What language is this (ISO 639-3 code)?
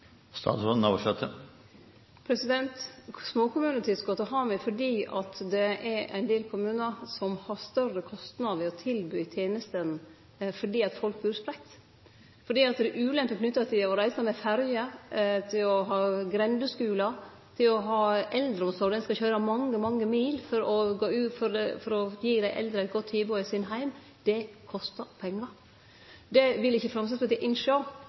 nno